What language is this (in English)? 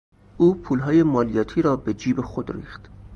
Persian